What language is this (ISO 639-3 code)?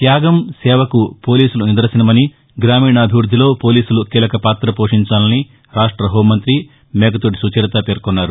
tel